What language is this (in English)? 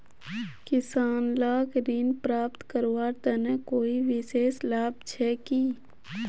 Magahi